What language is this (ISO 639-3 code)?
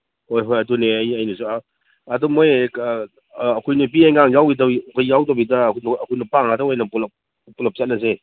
mni